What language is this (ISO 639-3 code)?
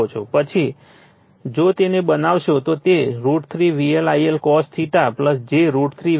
guj